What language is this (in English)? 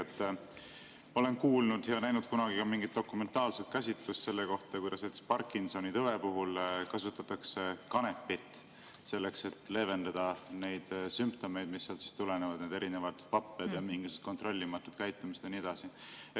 Estonian